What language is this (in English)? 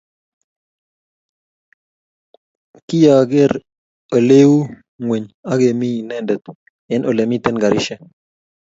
Kalenjin